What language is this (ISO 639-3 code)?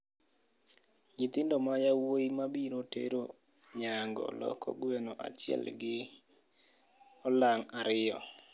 luo